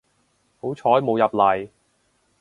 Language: Cantonese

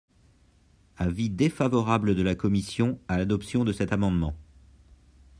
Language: French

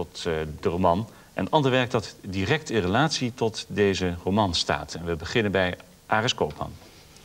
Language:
Dutch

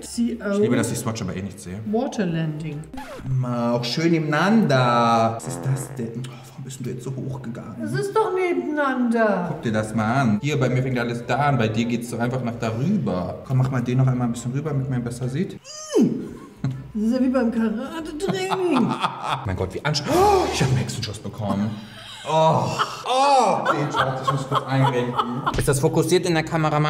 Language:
German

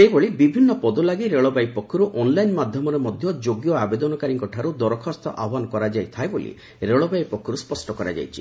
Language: Odia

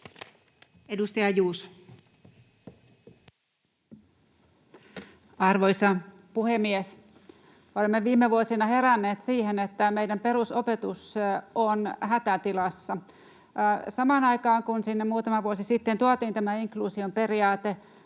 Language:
Finnish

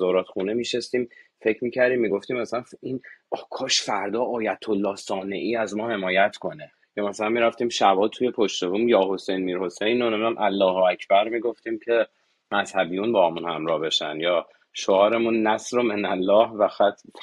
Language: Persian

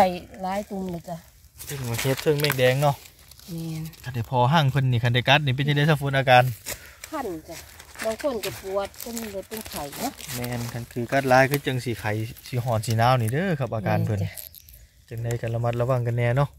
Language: Thai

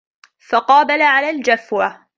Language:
Arabic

